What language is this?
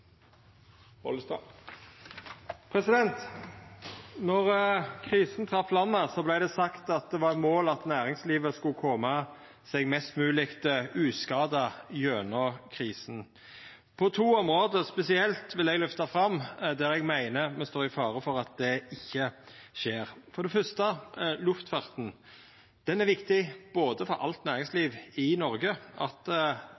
Norwegian Nynorsk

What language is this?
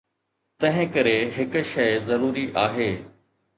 Sindhi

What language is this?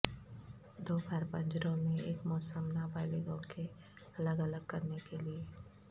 Urdu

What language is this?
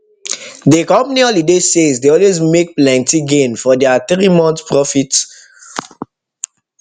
Nigerian Pidgin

